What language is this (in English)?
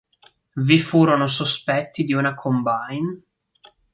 Italian